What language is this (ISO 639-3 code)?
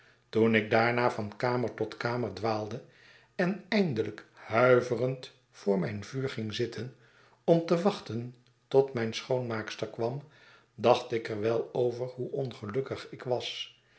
nld